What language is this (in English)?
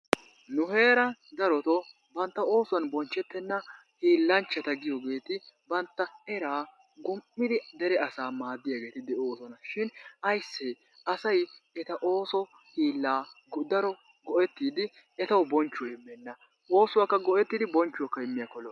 Wolaytta